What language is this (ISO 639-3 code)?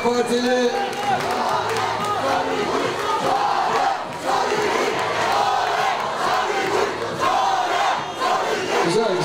tur